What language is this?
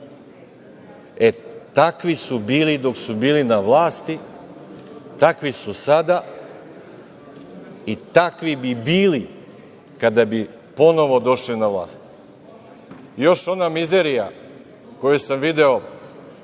Serbian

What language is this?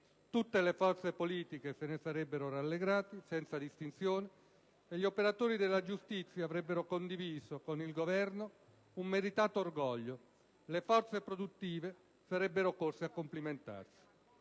Italian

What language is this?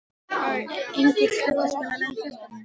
Icelandic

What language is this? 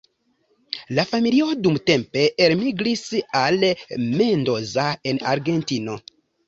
Esperanto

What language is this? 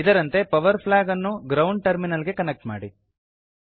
Kannada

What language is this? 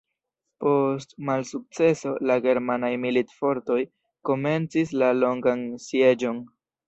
Esperanto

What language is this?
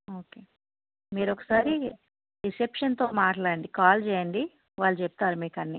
Telugu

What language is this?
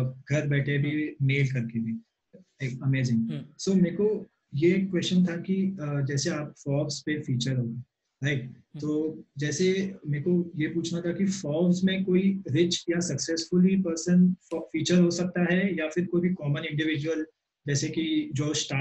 Hindi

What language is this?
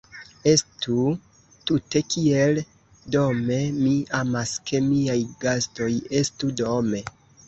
Esperanto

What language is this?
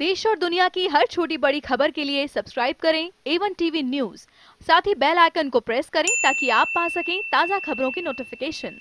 Hindi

